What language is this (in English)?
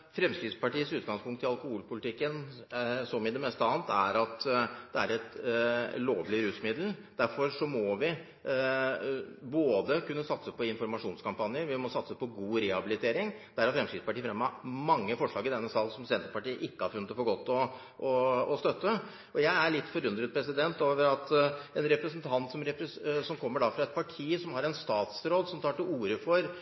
Norwegian